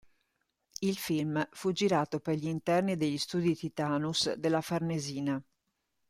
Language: Italian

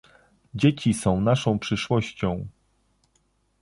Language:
Polish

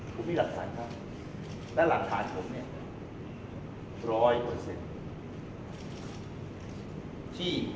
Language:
Thai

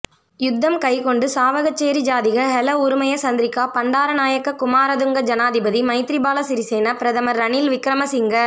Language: Tamil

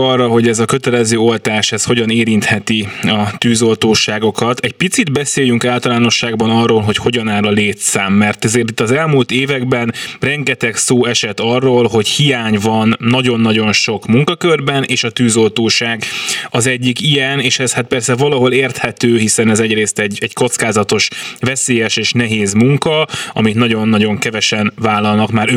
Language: Hungarian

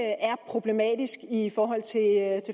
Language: Danish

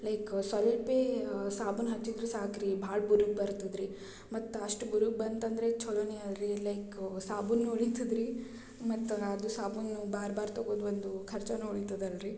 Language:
Kannada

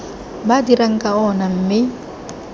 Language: Tswana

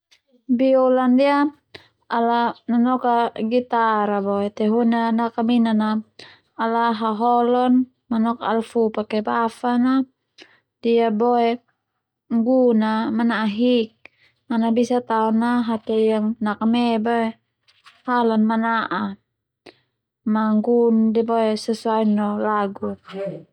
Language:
Termanu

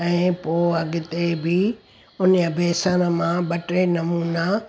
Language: Sindhi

